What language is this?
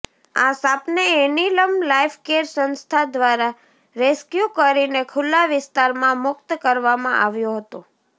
Gujarati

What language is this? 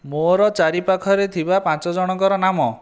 Odia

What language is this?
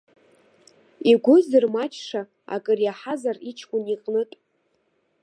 Abkhazian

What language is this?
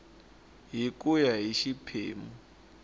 Tsonga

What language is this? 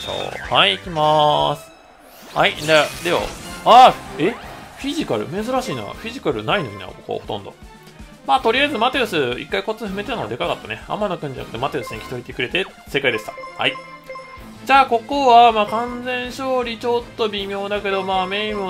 Japanese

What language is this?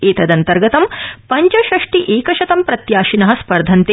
Sanskrit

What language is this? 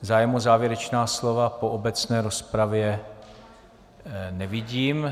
Czech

